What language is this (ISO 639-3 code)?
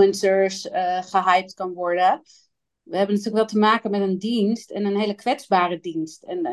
nld